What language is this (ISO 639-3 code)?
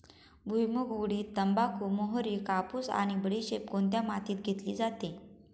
mar